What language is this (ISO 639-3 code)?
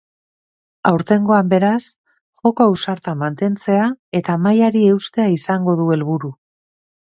eus